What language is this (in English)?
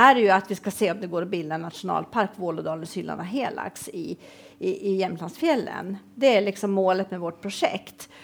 Swedish